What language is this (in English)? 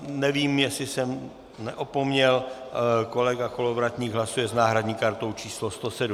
Czech